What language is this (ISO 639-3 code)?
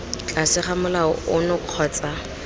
tsn